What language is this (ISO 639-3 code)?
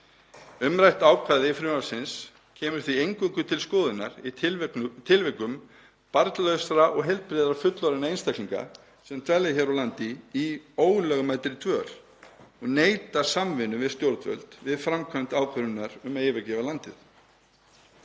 isl